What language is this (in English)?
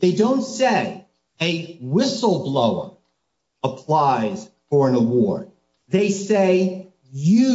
English